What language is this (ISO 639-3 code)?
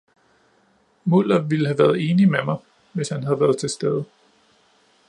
dan